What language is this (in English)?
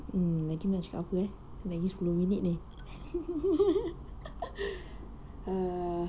English